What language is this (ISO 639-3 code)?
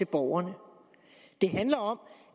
dan